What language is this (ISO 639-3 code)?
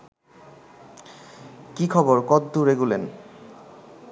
ben